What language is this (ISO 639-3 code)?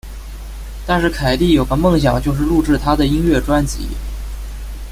zho